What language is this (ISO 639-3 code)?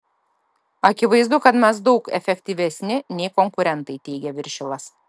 lit